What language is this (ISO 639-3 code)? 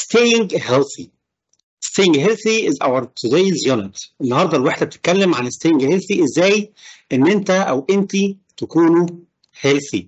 ara